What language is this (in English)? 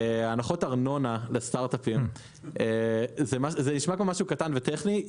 Hebrew